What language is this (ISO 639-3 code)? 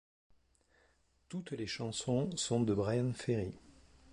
fra